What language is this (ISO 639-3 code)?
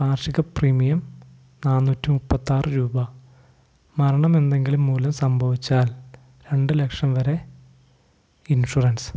mal